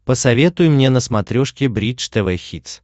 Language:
Russian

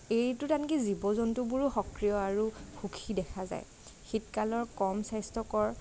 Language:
Assamese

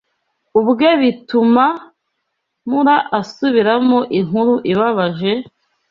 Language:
Kinyarwanda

